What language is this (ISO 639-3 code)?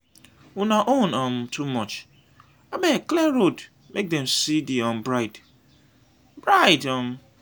pcm